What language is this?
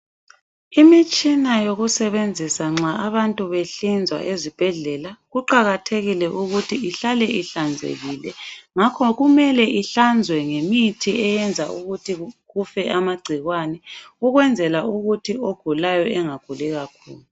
North Ndebele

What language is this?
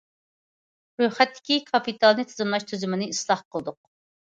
Uyghur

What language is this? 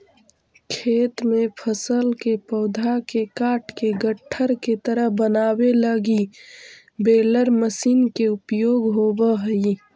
Magahi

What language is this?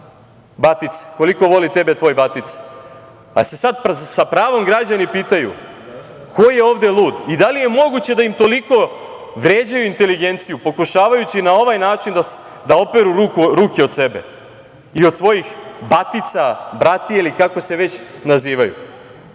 Serbian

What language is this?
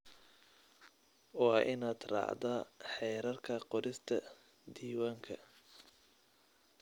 Somali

